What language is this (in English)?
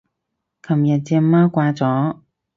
Cantonese